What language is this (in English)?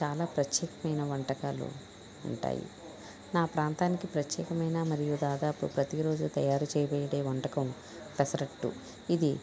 Telugu